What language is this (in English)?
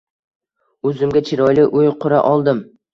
Uzbek